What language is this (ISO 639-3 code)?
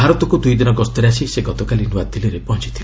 ori